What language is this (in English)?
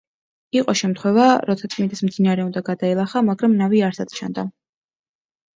Georgian